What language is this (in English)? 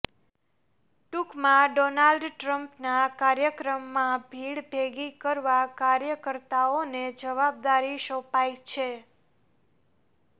Gujarati